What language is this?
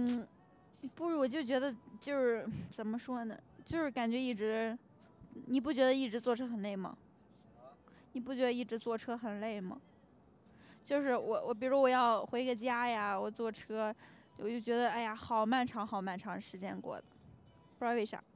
Chinese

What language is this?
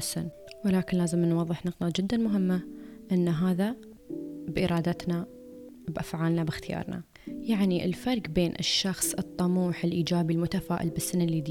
Arabic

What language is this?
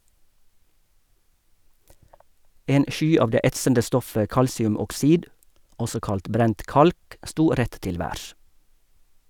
Norwegian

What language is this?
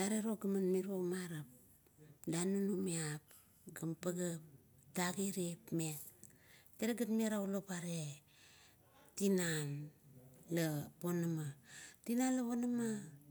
Kuot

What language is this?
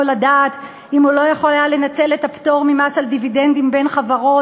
Hebrew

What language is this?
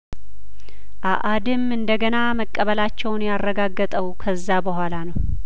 Amharic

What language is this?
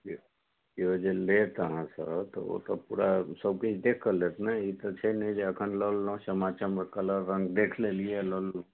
Maithili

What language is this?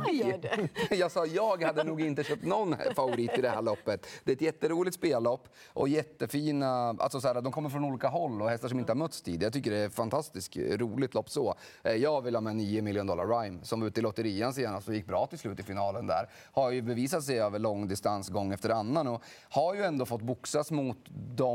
Swedish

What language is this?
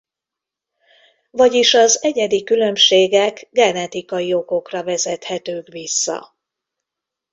Hungarian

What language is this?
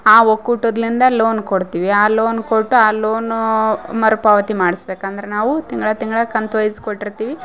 Kannada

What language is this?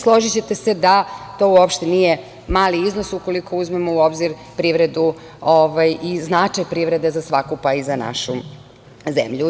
Serbian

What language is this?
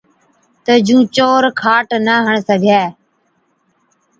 Od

